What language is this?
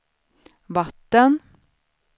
Swedish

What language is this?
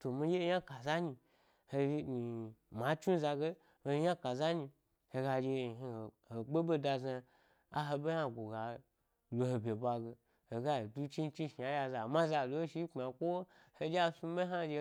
Gbari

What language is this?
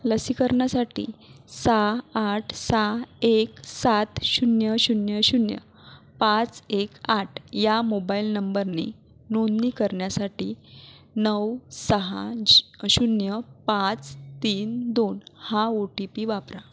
Marathi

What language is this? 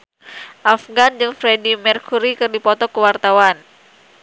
Sundanese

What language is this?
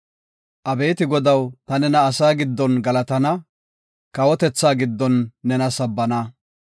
Gofa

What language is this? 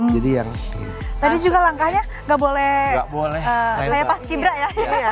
Indonesian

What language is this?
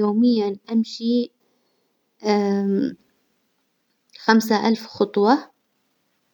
Hijazi Arabic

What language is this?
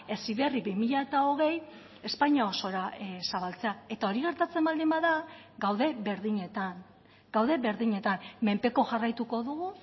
Basque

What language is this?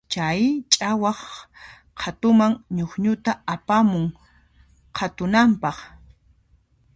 Puno Quechua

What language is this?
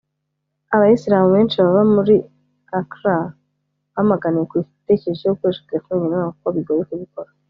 Kinyarwanda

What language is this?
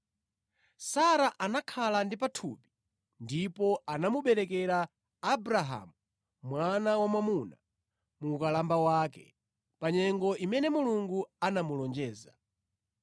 Nyanja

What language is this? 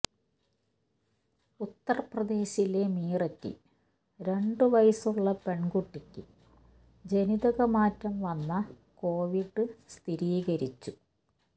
Malayalam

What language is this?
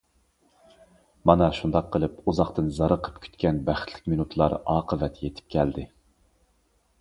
Uyghur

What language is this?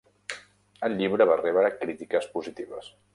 Catalan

